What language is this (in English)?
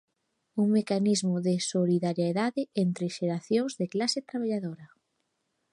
Galician